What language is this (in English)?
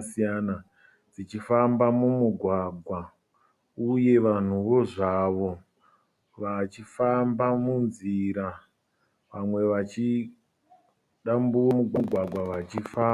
Shona